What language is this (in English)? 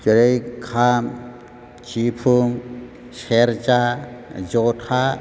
Bodo